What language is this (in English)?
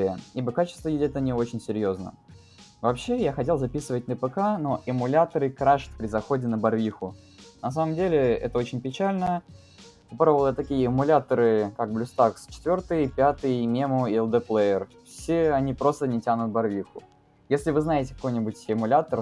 Russian